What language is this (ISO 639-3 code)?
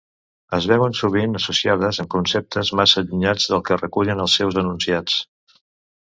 cat